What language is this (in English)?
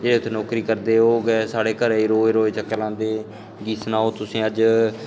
Dogri